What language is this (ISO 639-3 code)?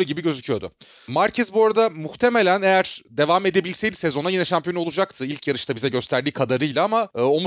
tur